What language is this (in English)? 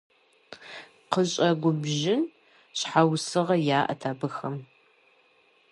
Kabardian